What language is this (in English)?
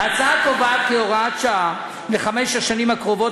Hebrew